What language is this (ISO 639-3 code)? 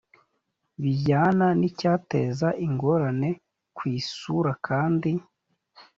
kin